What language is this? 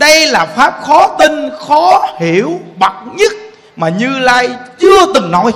Vietnamese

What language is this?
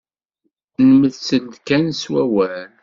Kabyle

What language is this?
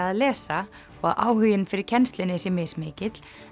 Icelandic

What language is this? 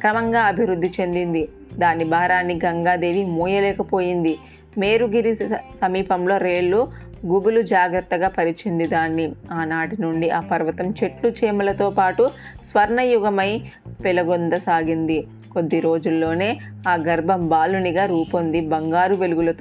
Telugu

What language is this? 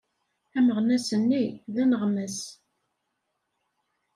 Kabyle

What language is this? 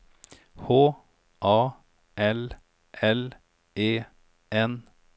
Swedish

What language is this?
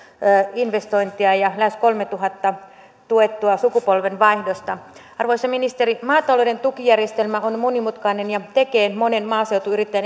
Finnish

